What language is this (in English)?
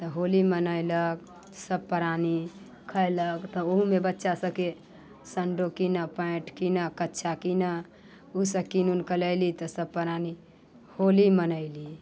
Maithili